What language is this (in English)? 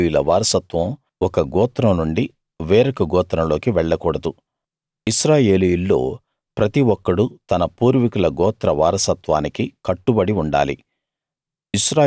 Telugu